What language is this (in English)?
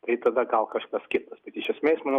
Lithuanian